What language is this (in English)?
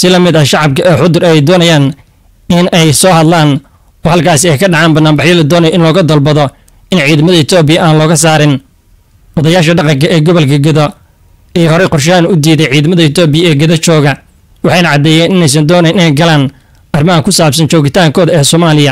Arabic